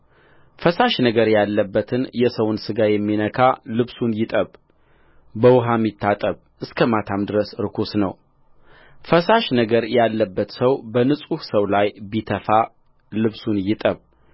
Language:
Amharic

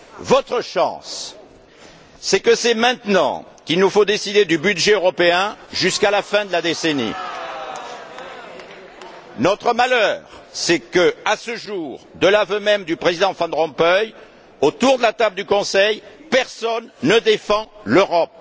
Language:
French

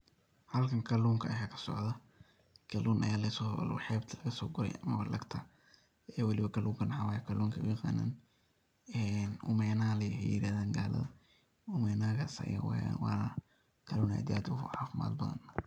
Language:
Somali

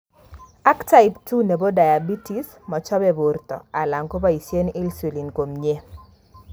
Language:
Kalenjin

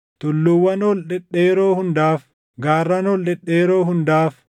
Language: Oromo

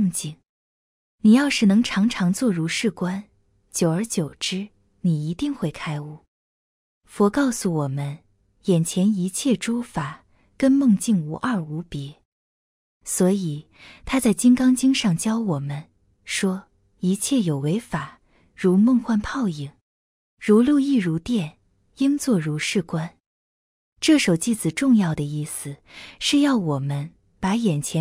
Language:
Chinese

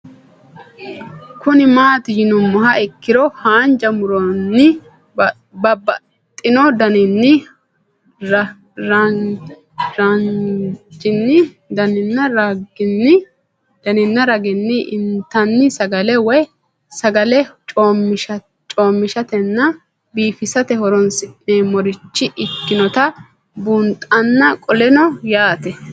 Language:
Sidamo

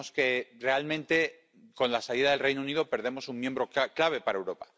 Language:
Spanish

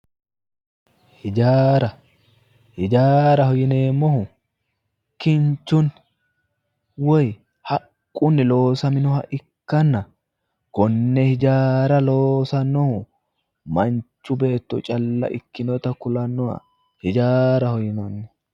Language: Sidamo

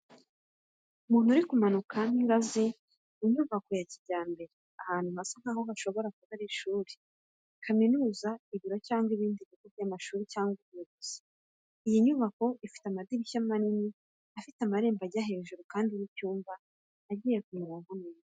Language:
Kinyarwanda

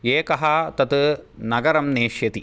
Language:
Sanskrit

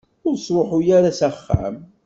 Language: Kabyle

